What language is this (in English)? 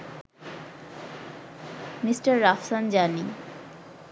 Bangla